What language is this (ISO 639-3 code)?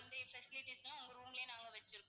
tam